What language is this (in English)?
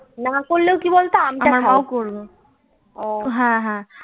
Bangla